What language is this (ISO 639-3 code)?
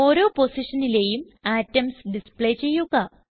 mal